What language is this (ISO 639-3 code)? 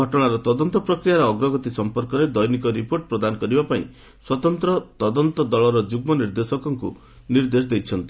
ori